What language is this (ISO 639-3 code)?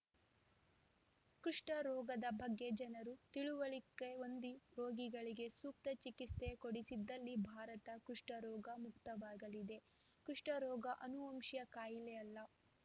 kan